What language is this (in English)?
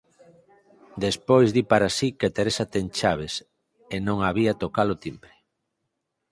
Galician